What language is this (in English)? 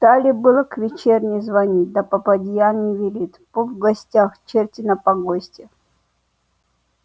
Russian